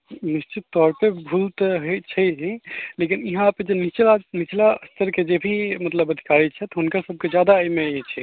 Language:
Maithili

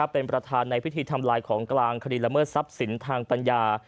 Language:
Thai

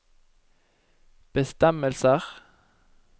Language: Norwegian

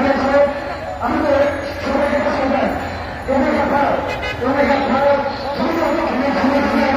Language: Bangla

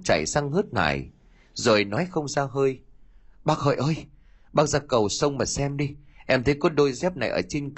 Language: Vietnamese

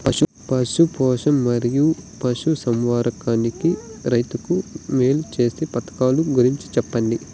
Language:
Telugu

